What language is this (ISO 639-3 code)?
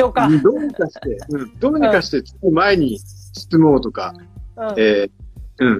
jpn